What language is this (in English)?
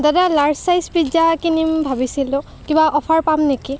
Assamese